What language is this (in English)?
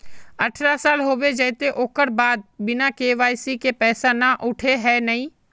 Magahi